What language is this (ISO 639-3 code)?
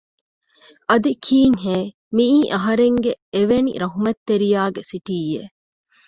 div